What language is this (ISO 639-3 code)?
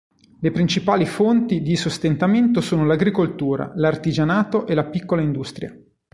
ita